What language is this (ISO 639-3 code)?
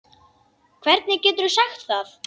isl